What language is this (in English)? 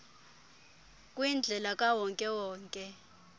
Xhosa